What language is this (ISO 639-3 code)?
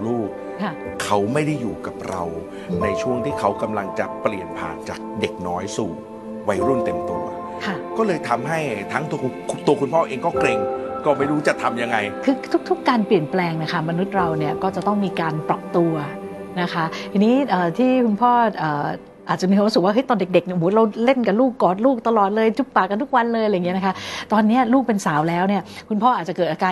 tha